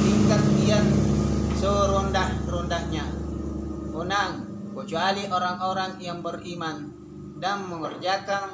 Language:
Indonesian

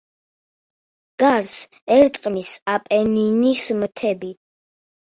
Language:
Georgian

